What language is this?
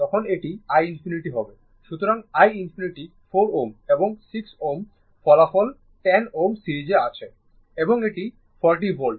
Bangla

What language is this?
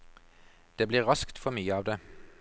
Norwegian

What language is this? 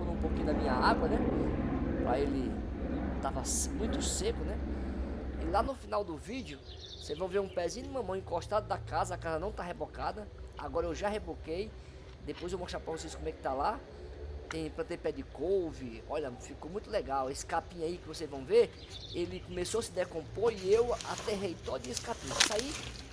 Portuguese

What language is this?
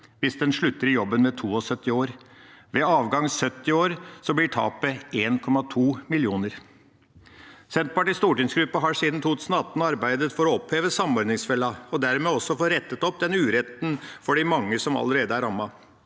Norwegian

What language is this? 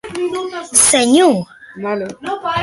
Occitan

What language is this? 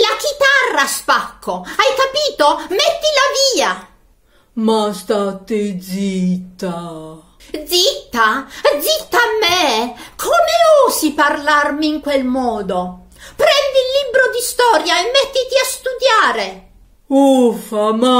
Italian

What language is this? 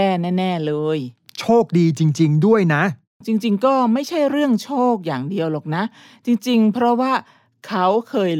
Thai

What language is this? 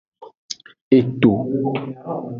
Aja (Benin)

